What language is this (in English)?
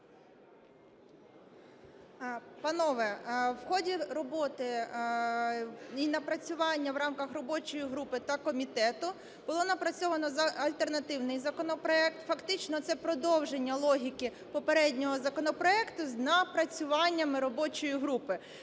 Ukrainian